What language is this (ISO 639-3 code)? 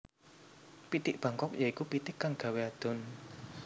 jav